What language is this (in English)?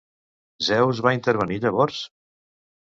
Catalan